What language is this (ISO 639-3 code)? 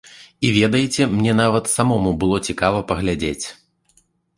bel